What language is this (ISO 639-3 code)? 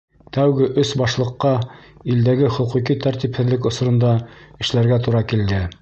bak